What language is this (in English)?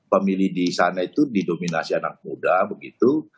Indonesian